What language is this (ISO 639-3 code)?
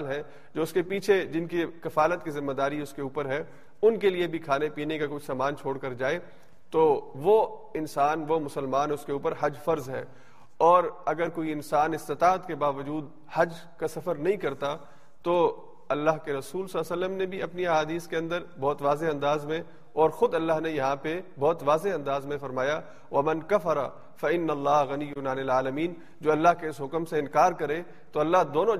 urd